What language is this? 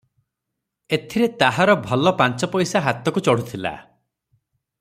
Odia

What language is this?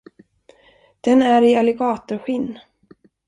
Swedish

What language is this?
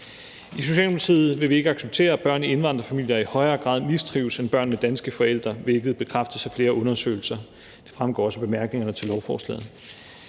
Danish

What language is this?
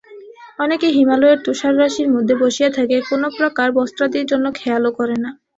Bangla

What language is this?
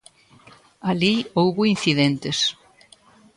Galician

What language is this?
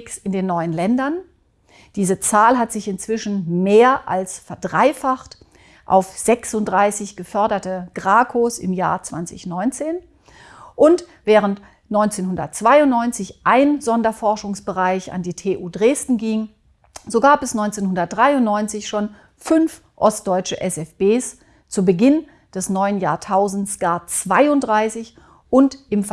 German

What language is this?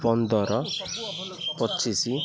Odia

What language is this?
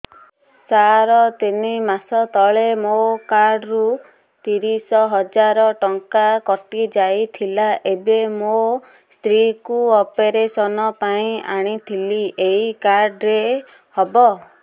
Odia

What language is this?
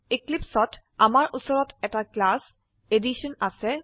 Assamese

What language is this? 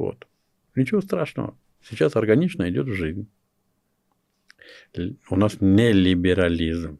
Russian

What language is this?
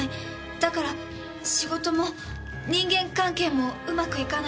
Japanese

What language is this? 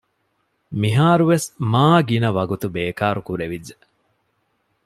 Divehi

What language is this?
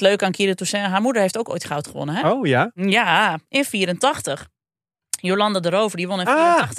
Dutch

